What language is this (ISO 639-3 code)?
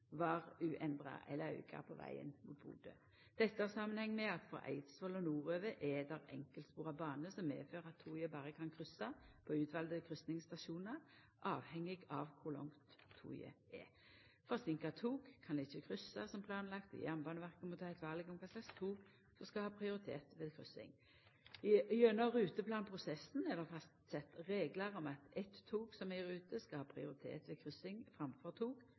nno